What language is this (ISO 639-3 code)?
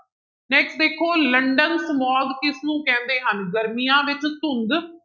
pan